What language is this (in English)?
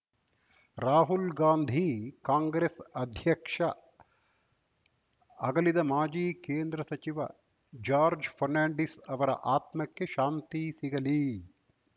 Kannada